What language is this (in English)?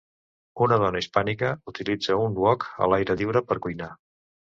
Catalan